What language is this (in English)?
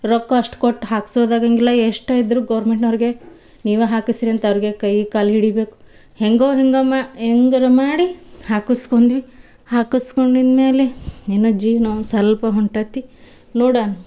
Kannada